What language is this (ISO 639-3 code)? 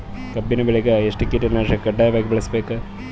kan